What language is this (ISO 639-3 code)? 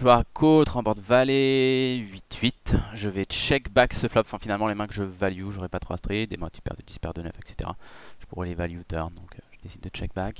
fra